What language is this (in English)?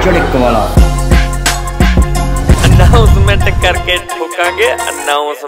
Romanian